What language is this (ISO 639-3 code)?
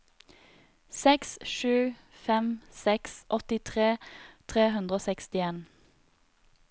nor